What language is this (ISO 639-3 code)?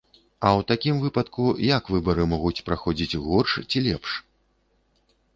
bel